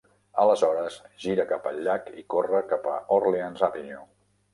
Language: Catalan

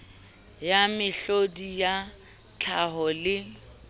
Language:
Southern Sotho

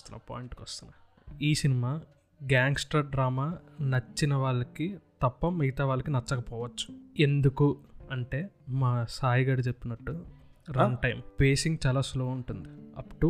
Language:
Telugu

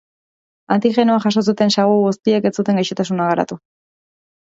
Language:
Basque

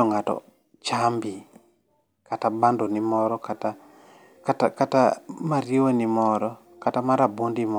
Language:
Luo (Kenya and Tanzania)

